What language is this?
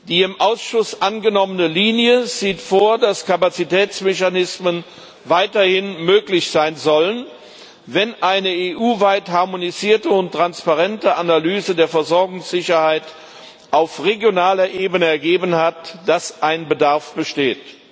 German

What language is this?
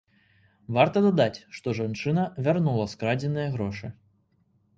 Belarusian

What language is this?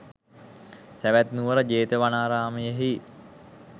Sinhala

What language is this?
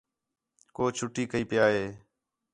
Khetrani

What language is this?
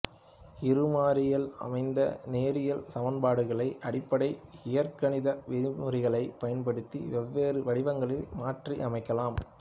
Tamil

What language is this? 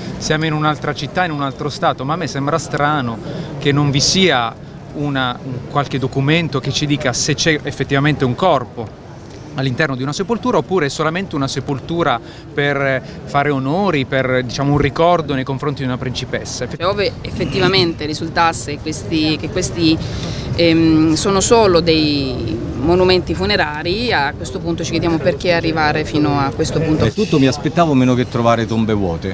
Italian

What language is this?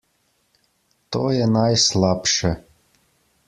Slovenian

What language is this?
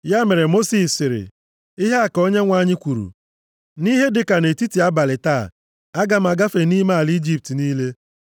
Igbo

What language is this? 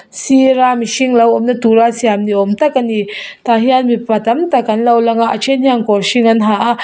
Mizo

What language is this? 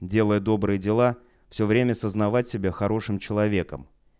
Russian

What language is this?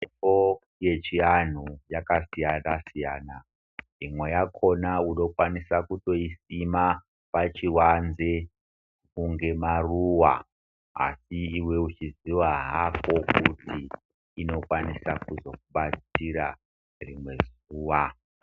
Ndau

